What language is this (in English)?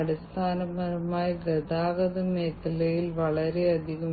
Malayalam